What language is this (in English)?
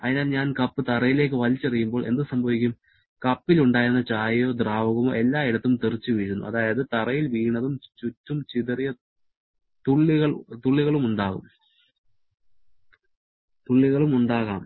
Malayalam